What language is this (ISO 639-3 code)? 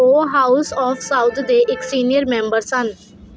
pan